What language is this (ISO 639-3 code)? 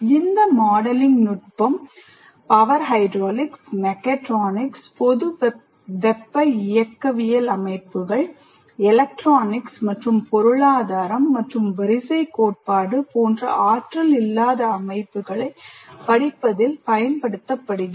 tam